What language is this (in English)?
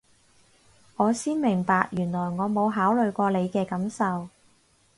Cantonese